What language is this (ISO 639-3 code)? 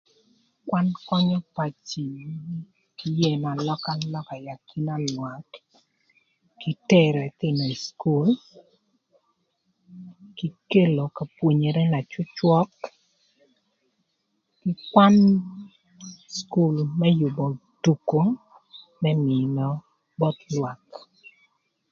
lth